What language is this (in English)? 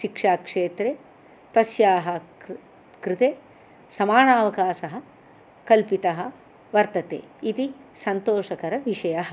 Sanskrit